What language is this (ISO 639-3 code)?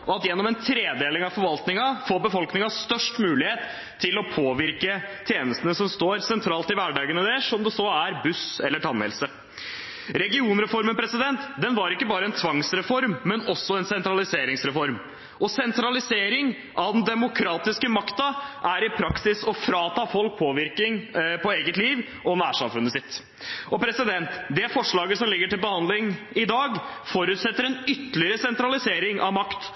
nob